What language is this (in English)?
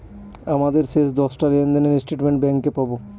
Bangla